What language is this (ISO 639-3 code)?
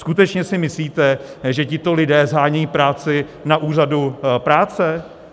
ces